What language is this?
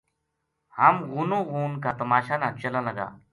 Gujari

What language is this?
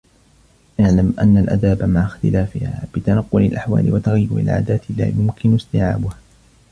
Arabic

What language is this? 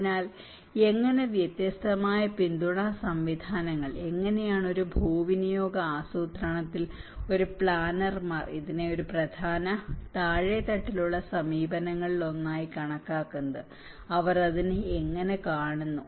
Malayalam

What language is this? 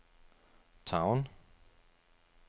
Danish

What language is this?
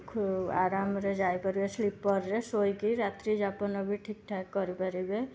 Odia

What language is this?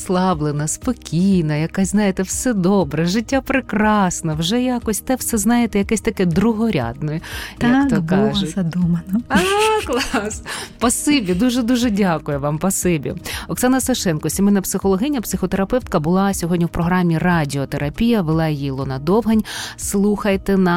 Ukrainian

